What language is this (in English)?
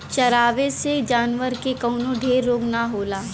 Bhojpuri